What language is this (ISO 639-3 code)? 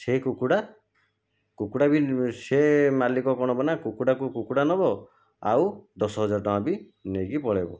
ori